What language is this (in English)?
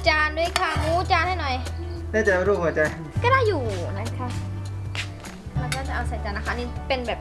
Thai